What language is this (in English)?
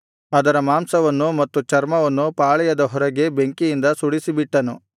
Kannada